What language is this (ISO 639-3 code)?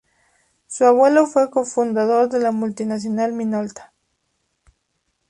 spa